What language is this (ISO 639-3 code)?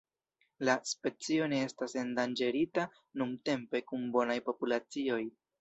epo